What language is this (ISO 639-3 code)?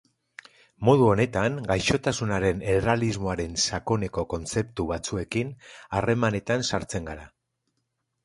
eus